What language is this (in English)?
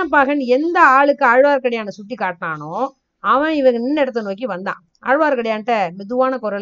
Tamil